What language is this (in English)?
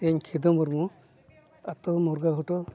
Santali